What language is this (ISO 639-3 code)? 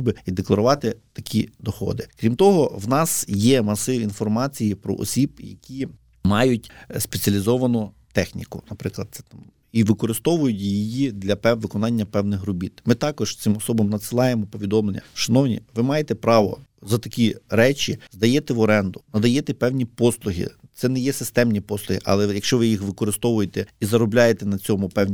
ukr